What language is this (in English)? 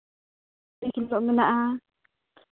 Santali